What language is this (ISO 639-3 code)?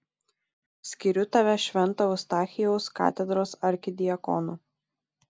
lit